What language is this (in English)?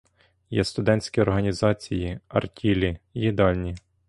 Ukrainian